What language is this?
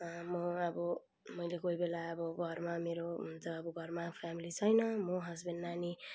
Nepali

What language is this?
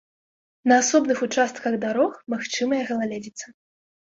Belarusian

